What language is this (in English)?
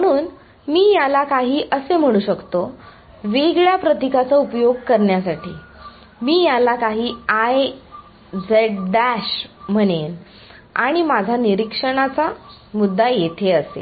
Marathi